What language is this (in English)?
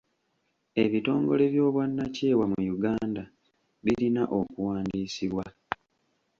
Ganda